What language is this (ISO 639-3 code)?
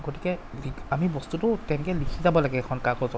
asm